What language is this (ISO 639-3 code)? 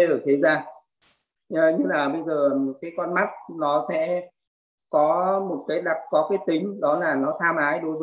vie